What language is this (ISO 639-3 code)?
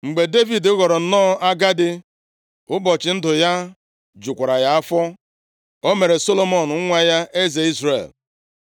ibo